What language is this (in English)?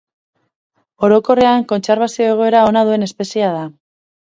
Basque